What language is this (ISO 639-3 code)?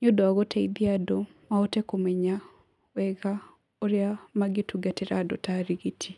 kik